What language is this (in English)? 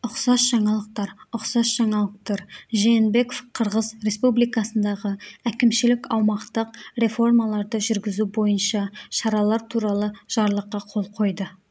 Kazakh